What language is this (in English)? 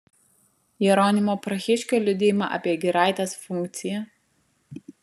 Lithuanian